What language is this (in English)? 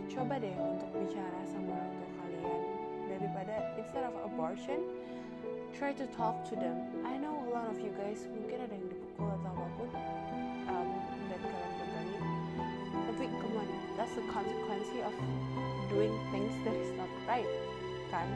Indonesian